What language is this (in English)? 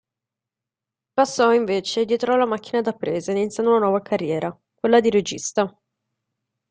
Italian